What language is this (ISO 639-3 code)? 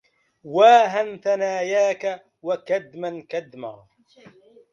ara